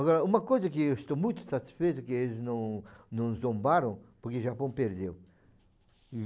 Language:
Portuguese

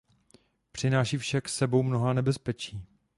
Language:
Czech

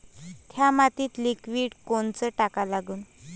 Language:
Marathi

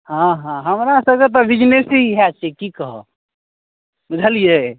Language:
Maithili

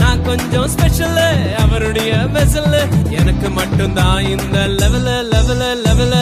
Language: Urdu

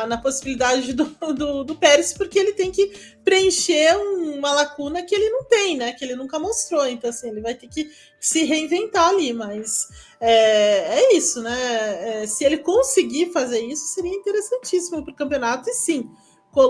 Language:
Portuguese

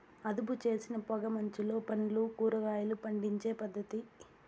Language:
Telugu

